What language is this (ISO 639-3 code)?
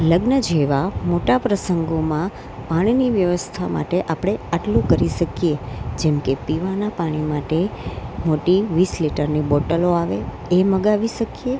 guj